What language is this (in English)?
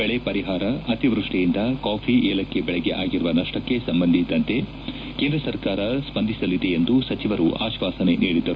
Kannada